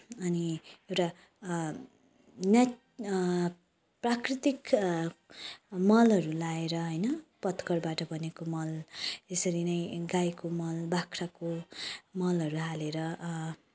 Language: Nepali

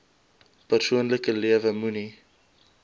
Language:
Afrikaans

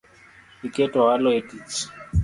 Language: Luo (Kenya and Tanzania)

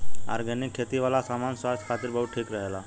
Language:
Bhojpuri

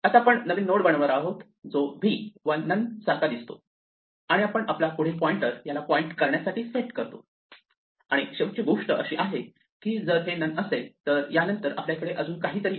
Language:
Marathi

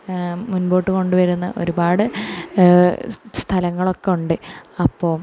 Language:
Malayalam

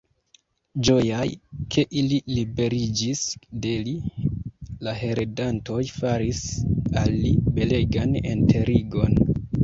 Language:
Esperanto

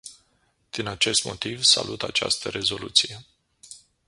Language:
Romanian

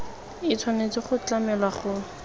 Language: Tswana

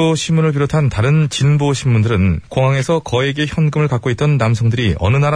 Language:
Korean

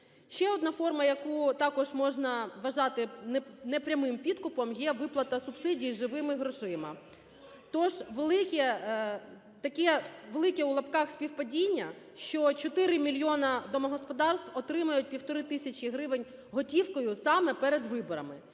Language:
Ukrainian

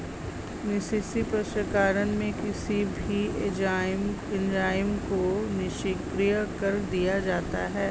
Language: Hindi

